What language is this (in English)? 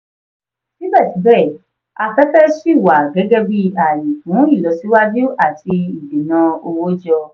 Yoruba